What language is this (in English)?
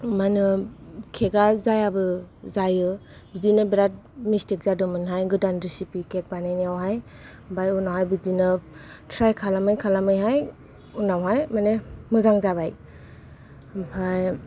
Bodo